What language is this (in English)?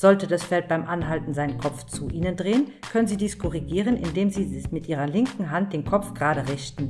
German